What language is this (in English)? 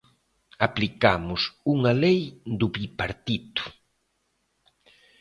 Galician